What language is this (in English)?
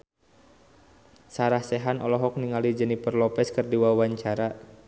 Sundanese